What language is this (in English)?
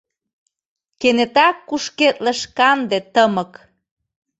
Mari